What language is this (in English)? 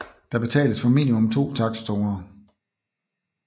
Danish